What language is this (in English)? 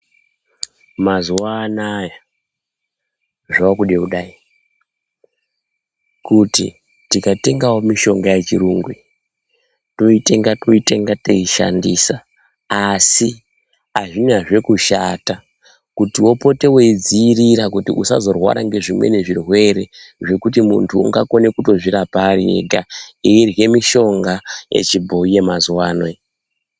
Ndau